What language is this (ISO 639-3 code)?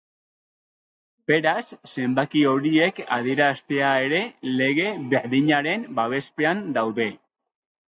eus